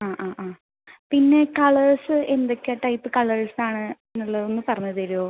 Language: Malayalam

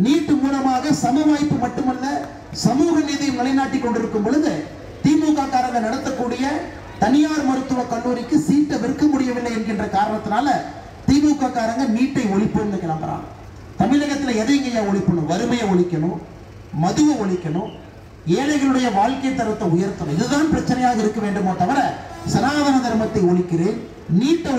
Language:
Romanian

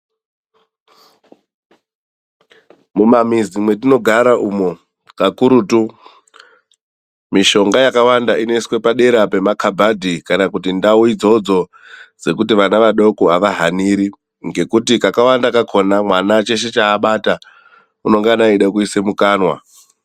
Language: Ndau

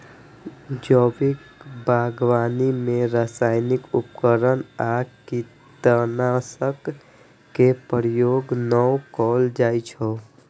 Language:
Maithili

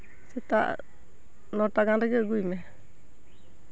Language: Santali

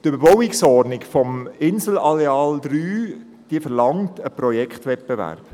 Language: Swiss German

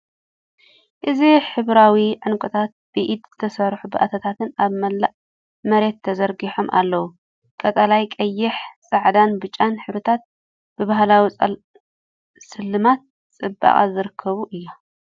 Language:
Tigrinya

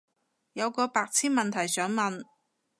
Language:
Cantonese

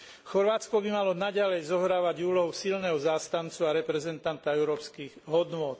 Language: Slovak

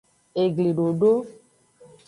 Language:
Aja (Benin)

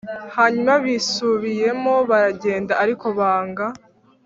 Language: Kinyarwanda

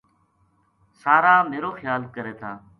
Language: Gujari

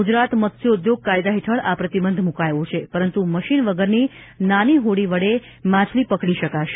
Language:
Gujarati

